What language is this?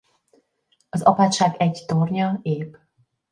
Hungarian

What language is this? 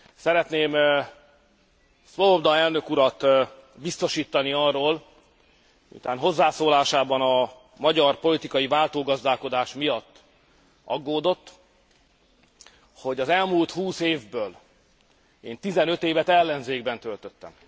Hungarian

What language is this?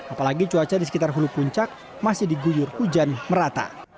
Indonesian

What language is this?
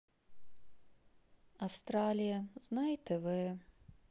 Russian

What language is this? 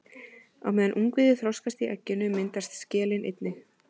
Icelandic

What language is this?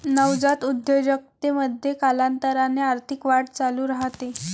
Marathi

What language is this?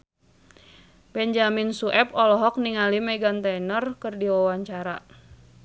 Sundanese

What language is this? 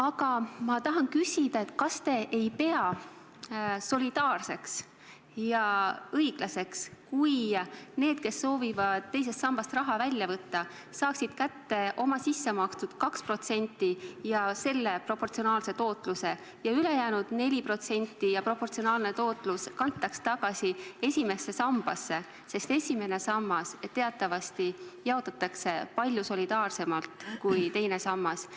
Estonian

